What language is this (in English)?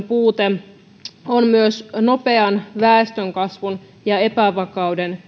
Finnish